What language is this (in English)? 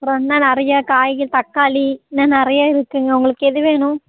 Tamil